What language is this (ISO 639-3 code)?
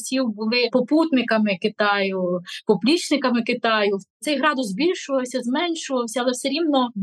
ukr